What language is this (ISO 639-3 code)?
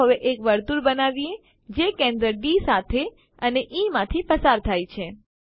guj